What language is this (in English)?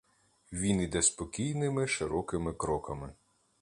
Ukrainian